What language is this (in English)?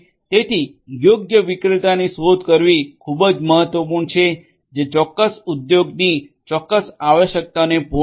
Gujarati